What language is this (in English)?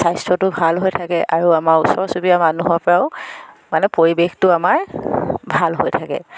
Assamese